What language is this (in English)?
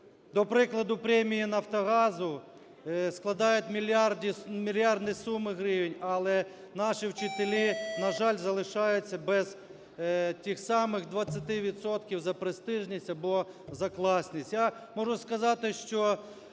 Ukrainian